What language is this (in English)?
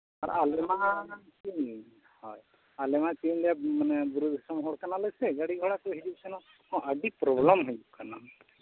Santali